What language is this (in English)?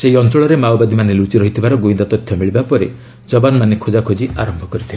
Odia